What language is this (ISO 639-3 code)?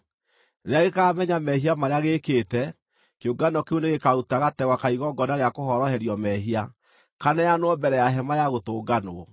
kik